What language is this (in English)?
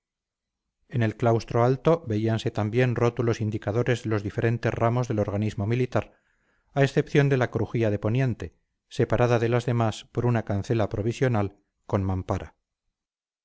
Spanish